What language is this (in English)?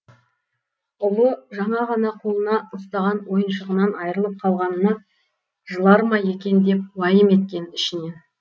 Kazakh